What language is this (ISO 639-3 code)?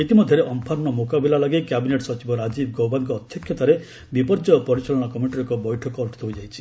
ori